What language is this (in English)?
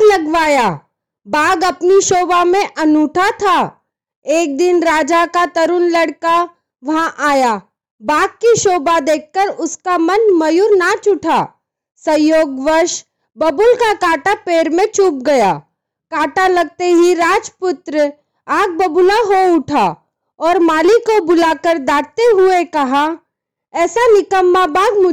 Hindi